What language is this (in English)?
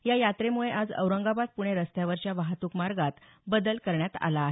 Marathi